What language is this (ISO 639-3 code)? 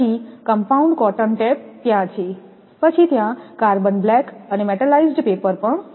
guj